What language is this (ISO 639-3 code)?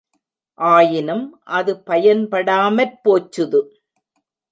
tam